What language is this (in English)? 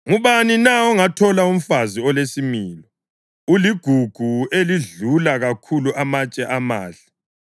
North Ndebele